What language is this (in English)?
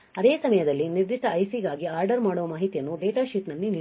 Kannada